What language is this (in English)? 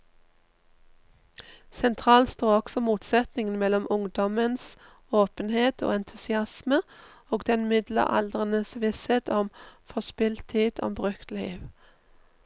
Norwegian